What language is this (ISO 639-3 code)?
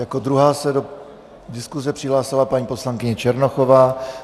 ces